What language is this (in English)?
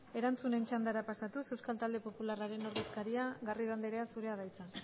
Basque